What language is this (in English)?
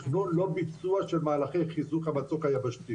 Hebrew